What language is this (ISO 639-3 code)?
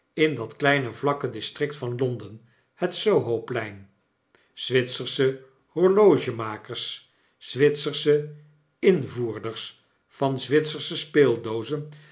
nld